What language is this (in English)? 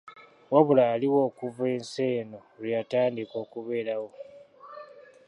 Ganda